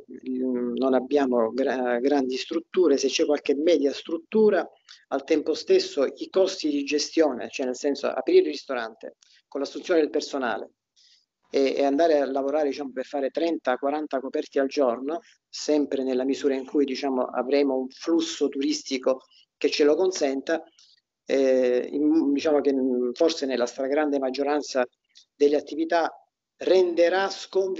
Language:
Italian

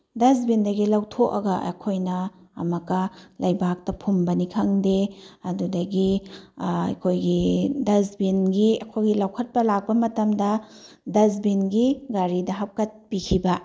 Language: Manipuri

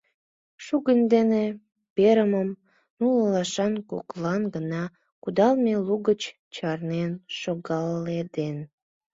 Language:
Mari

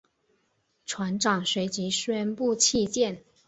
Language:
Chinese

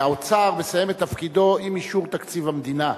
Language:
Hebrew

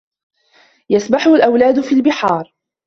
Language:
Arabic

